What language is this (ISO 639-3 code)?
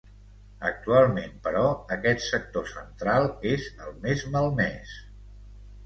cat